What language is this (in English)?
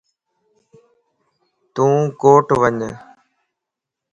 Lasi